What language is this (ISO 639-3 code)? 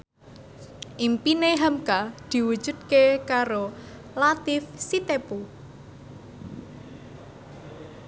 jav